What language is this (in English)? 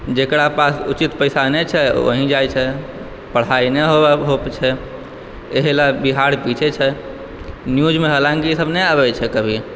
Maithili